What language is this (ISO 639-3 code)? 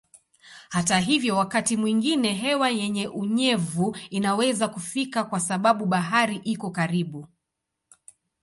swa